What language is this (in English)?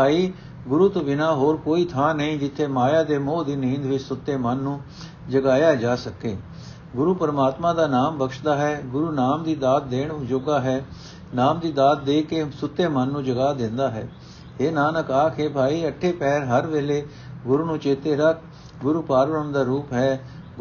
Punjabi